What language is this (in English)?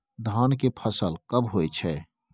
Maithili